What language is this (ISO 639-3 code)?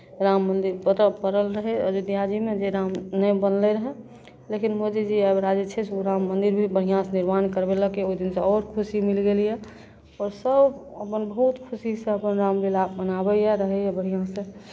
mai